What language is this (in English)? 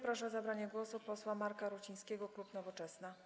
Polish